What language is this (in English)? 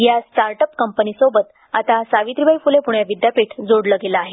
Marathi